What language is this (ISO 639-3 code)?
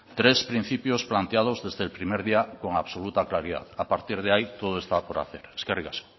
spa